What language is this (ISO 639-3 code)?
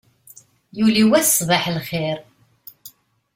kab